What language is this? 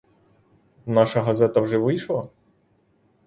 Ukrainian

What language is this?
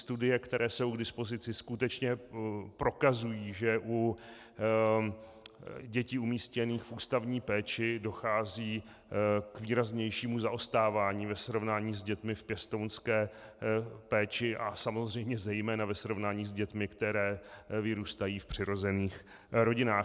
Czech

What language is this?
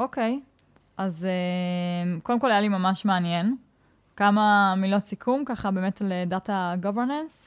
Hebrew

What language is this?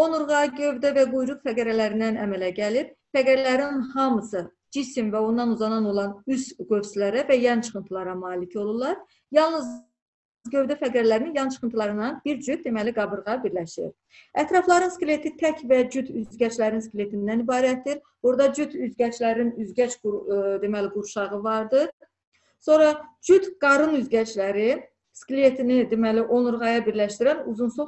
Turkish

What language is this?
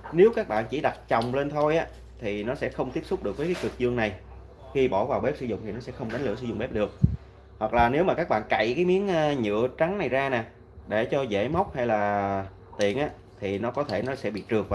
Vietnamese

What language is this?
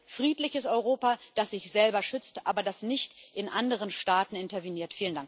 German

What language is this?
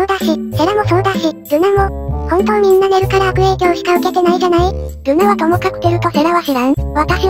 Japanese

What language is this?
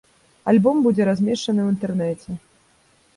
Belarusian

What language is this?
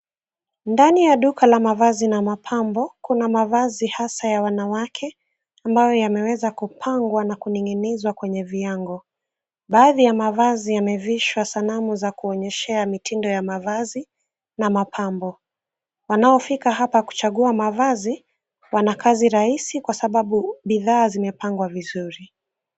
Swahili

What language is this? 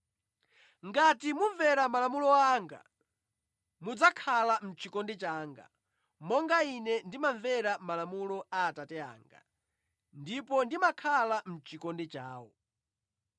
Nyanja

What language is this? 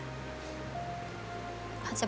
Thai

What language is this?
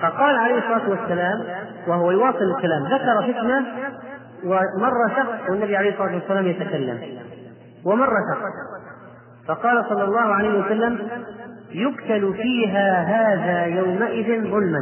Arabic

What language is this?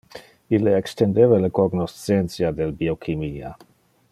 Interlingua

